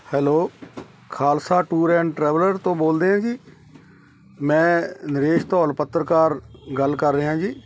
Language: Punjabi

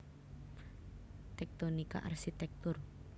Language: Javanese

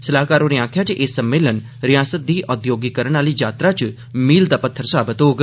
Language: Dogri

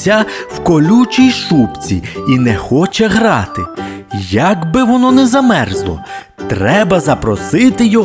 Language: Ukrainian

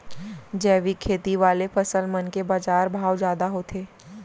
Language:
Chhattisgarhi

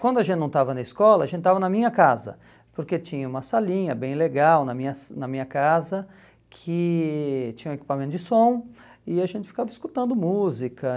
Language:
Portuguese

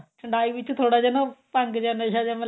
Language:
Punjabi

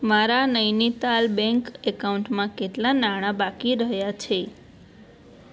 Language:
Gujarati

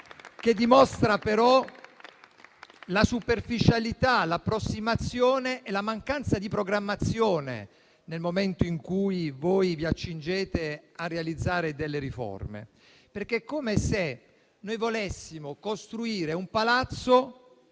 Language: Italian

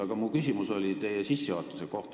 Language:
Estonian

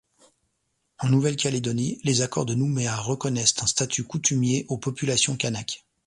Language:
French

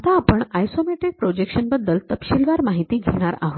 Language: Marathi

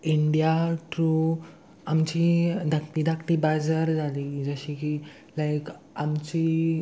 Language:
Konkani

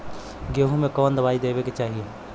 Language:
Bhojpuri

